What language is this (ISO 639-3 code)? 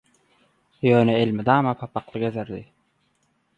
tuk